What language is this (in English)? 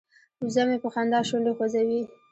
Pashto